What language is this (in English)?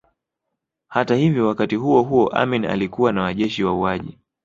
Swahili